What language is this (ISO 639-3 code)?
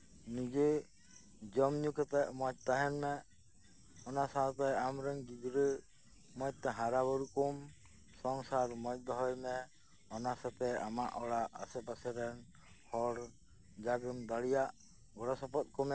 sat